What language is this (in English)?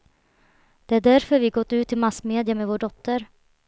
Swedish